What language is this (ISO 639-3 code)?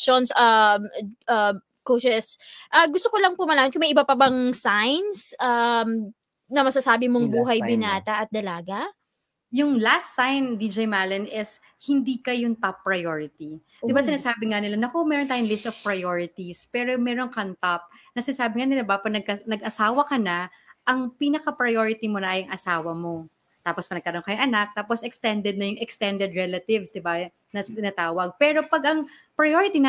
fil